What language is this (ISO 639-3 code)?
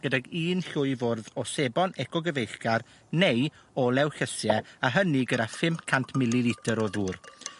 cym